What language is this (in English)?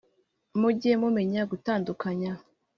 Kinyarwanda